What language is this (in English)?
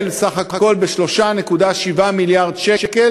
Hebrew